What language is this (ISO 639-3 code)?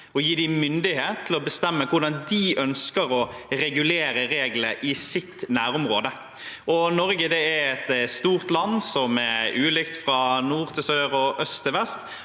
nor